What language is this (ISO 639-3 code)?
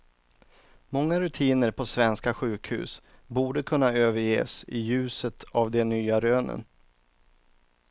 swe